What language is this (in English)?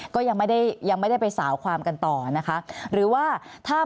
Thai